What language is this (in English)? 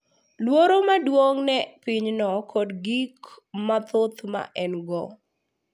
Luo (Kenya and Tanzania)